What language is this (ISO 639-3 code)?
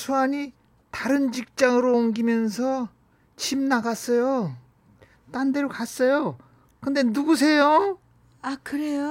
kor